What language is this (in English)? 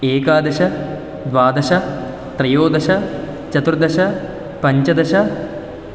Sanskrit